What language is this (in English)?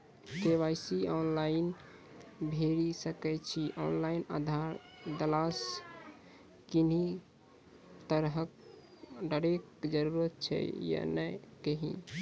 Maithili